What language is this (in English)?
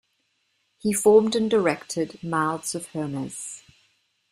English